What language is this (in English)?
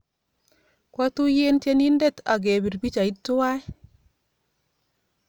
Kalenjin